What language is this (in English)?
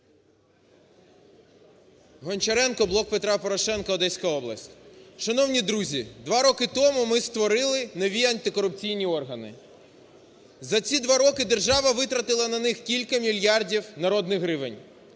Ukrainian